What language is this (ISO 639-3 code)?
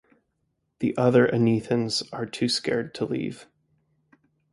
eng